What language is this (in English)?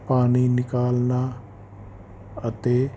Punjabi